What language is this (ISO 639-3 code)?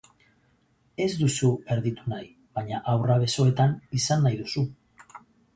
eus